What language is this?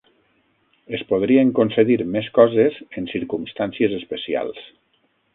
Catalan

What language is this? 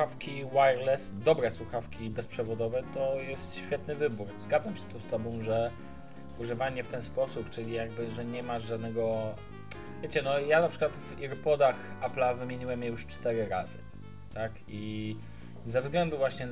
Polish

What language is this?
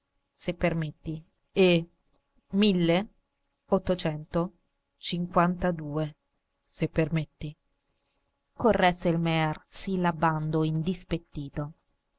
Italian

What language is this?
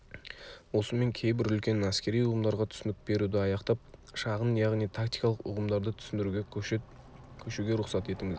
Kazakh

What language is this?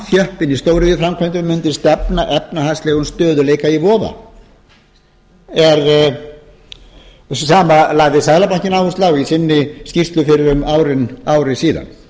Icelandic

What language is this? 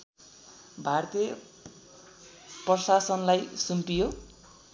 Nepali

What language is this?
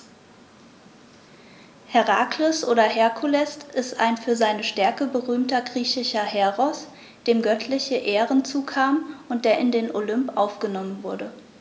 German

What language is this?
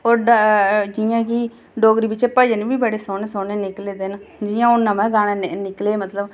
Dogri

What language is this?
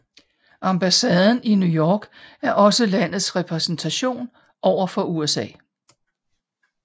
Danish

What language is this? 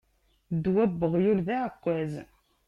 Kabyle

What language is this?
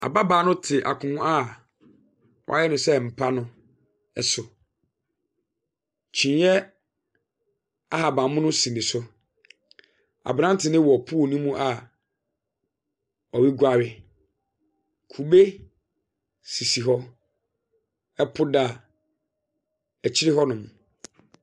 Akan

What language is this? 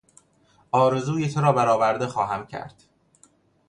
Persian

